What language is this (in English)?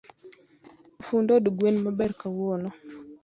Luo (Kenya and Tanzania)